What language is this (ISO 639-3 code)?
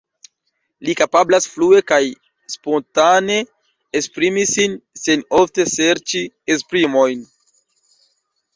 epo